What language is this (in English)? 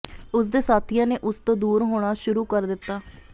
Punjabi